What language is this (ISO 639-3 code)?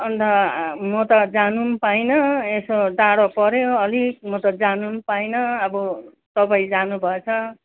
nep